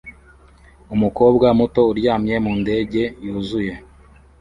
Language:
Kinyarwanda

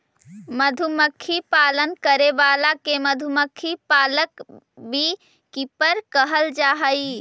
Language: Magahi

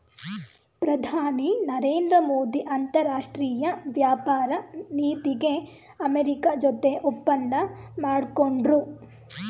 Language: Kannada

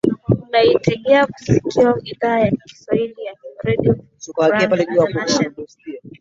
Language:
Swahili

